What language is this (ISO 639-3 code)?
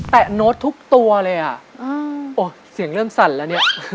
tha